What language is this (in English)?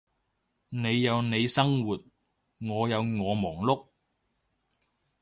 Cantonese